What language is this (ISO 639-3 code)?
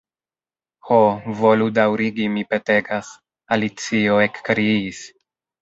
epo